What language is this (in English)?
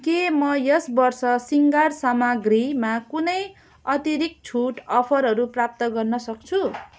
Nepali